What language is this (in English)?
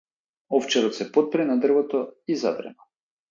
Macedonian